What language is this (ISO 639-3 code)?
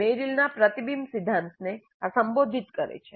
guj